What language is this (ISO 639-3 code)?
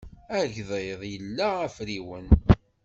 kab